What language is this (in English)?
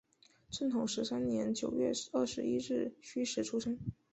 Chinese